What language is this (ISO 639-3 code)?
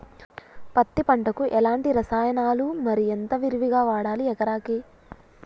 tel